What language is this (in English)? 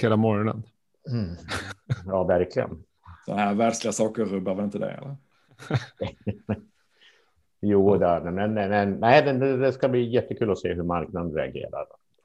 Swedish